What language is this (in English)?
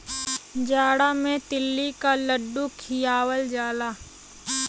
Bhojpuri